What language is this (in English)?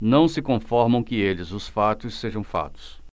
Portuguese